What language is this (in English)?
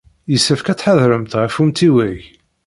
Kabyle